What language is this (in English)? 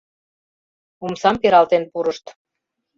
Mari